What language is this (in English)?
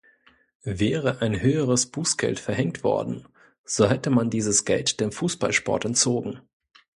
German